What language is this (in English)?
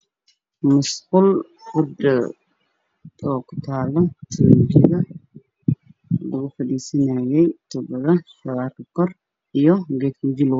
Somali